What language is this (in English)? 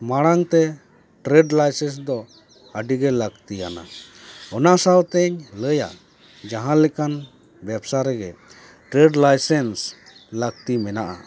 Santali